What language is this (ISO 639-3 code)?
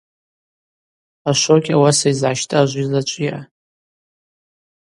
abq